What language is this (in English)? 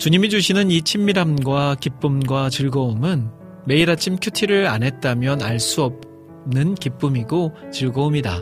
Korean